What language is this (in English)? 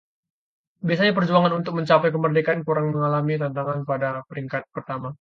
Indonesian